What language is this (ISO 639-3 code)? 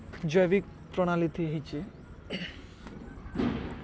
ori